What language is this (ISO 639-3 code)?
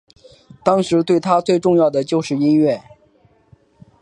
zho